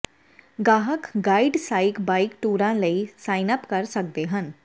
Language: Punjabi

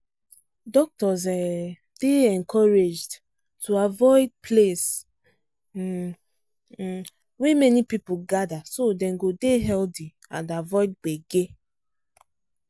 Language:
Nigerian Pidgin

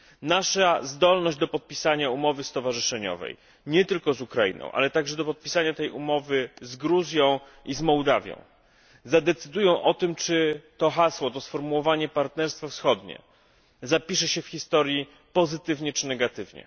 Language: Polish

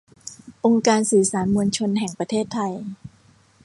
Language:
Thai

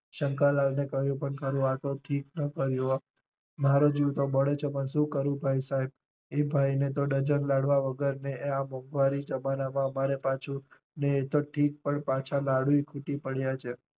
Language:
Gujarati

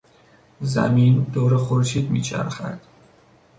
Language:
Persian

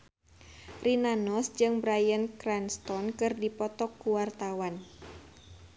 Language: Sundanese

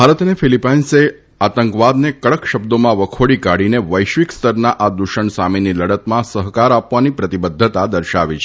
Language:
Gujarati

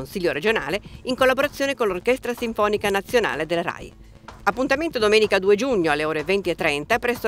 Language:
Italian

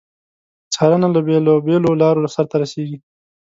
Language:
Pashto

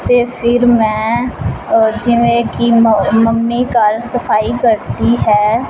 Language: Punjabi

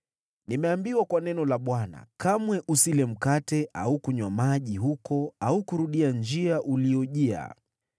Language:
Swahili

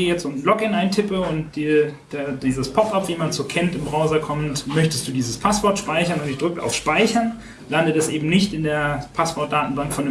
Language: German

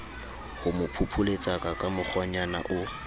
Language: Southern Sotho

